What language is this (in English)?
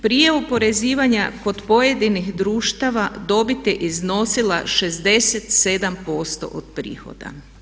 Croatian